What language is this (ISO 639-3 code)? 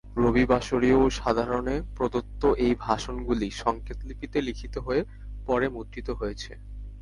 ben